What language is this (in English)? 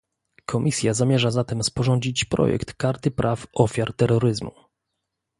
Polish